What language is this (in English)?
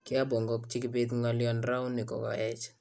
Kalenjin